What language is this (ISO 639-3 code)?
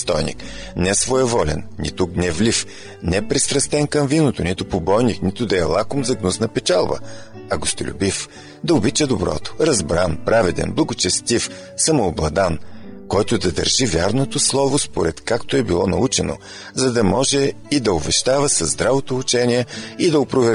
bul